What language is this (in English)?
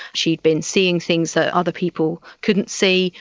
English